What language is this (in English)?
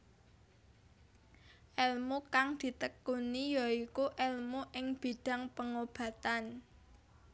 Javanese